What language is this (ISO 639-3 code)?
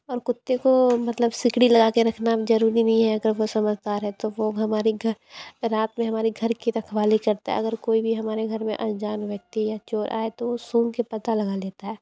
hin